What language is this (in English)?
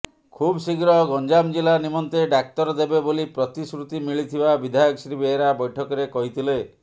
Odia